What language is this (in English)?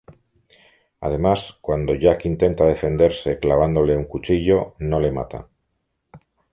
Spanish